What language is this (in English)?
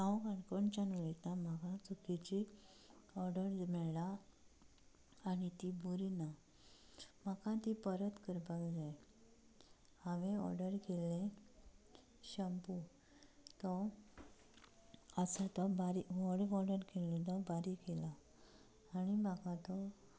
Konkani